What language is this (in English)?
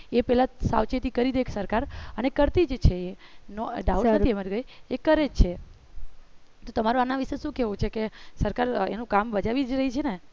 Gujarati